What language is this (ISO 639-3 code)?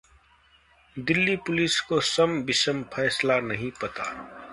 hin